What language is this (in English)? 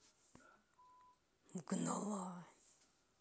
Russian